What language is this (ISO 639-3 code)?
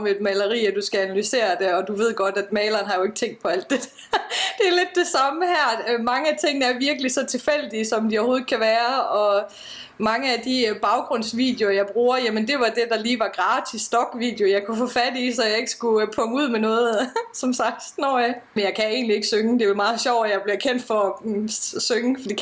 dan